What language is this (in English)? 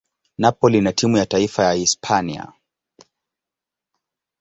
Swahili